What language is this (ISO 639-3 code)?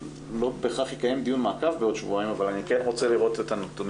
heb